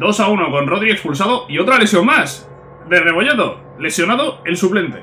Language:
Spanish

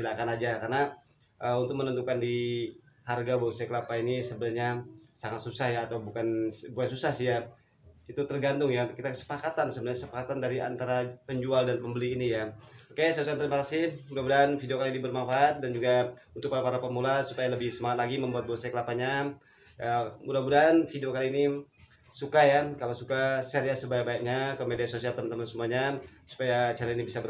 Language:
Indonesian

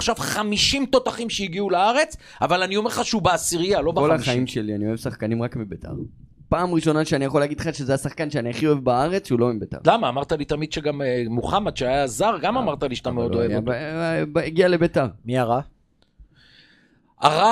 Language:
Hebrew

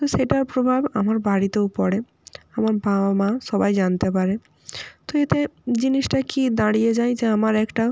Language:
Bangla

